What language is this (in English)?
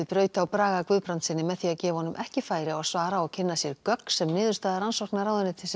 Icelandic